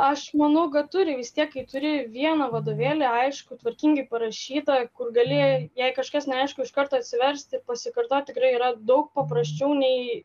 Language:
Lithuanian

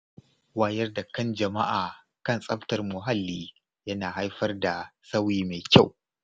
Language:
Hausa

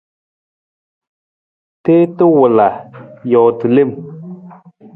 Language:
Nawdm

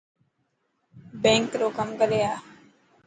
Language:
Dhatki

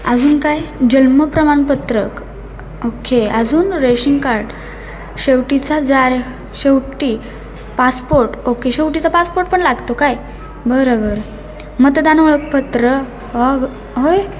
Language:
Marathi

